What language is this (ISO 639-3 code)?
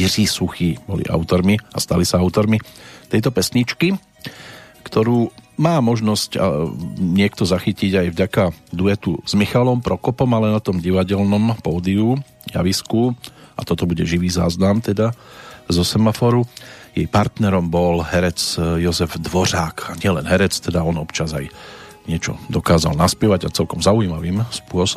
slk